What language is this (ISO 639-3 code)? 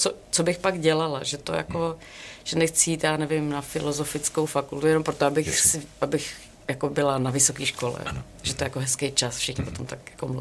ces